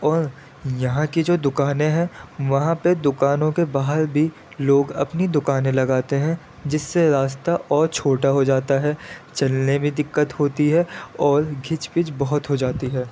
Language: Urdu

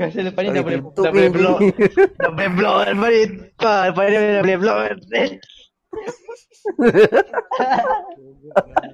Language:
Malay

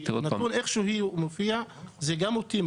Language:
Hebrew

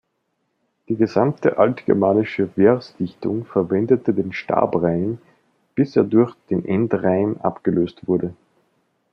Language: German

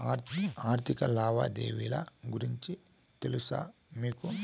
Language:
Telugu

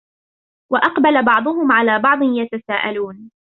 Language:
Arabic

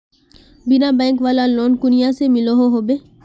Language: Magahi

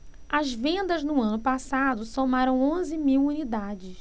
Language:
Portuguese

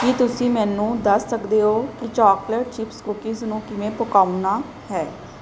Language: Punjabi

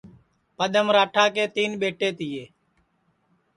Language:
Sansi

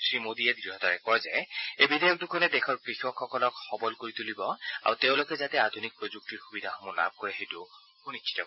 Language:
Assamese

